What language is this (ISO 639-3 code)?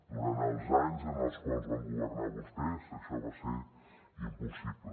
cat